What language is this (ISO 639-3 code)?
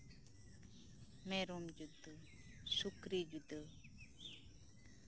sat